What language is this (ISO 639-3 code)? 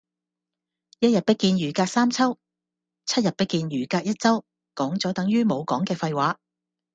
yue